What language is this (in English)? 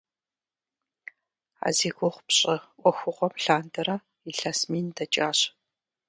Kabardian